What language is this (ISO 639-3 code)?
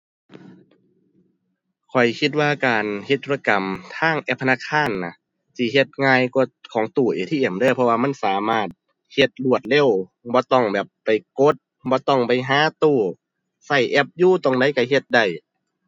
tha